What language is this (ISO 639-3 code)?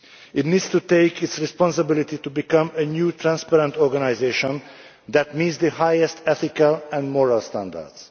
eng